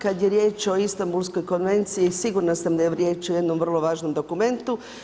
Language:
Croatian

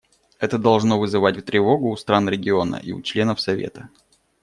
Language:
Russian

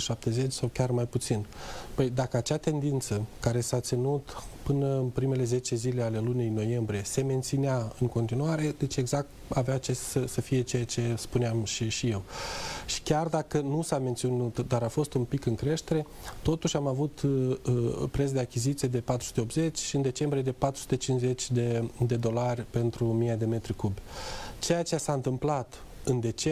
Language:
Romanian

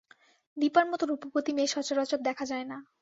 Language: Bangla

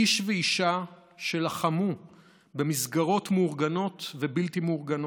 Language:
Hebrew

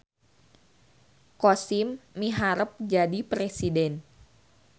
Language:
Sundanese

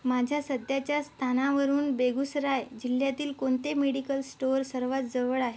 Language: Marathi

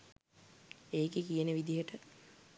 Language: Sinhala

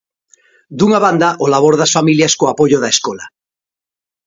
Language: Galician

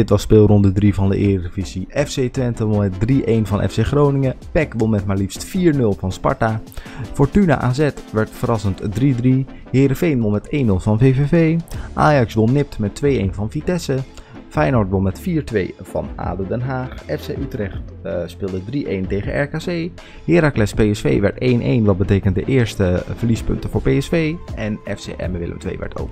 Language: Dutch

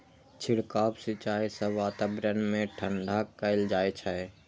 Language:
Maithili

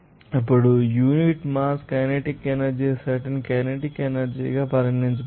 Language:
Telugu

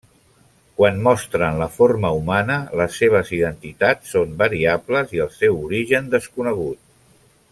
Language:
Catalan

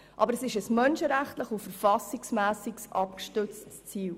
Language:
Swiss German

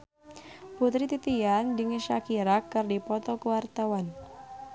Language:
Sundanese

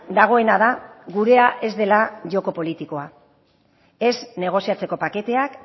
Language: Basque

